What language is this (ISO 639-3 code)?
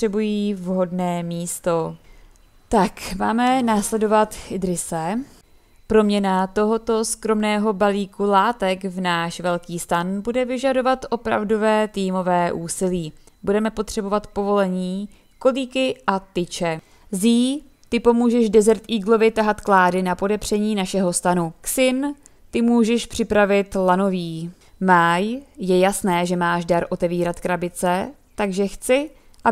ces